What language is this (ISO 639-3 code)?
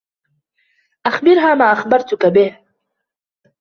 ara